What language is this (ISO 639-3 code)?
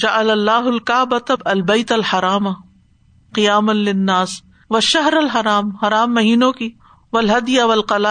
urd